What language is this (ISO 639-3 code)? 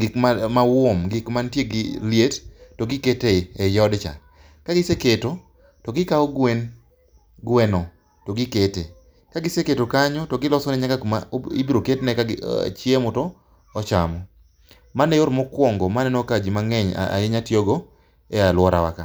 luo